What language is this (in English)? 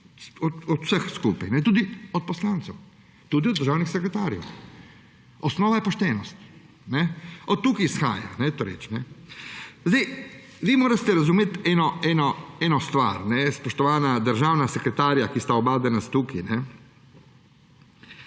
Slovenian